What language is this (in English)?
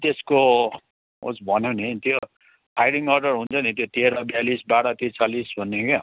Nepali